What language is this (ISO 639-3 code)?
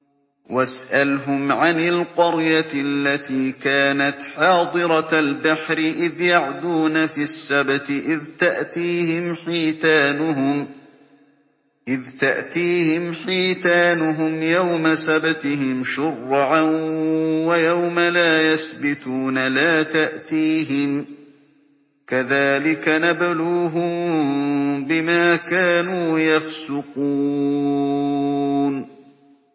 ara